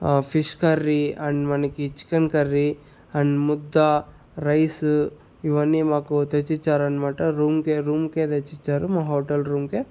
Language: Telugu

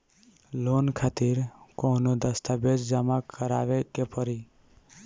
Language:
Bhojpuri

